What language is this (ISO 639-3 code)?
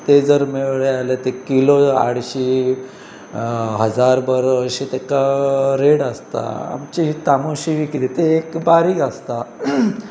kok